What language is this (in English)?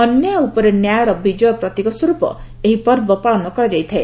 Odia